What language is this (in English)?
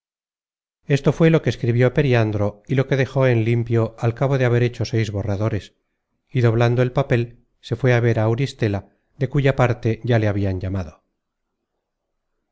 Spanish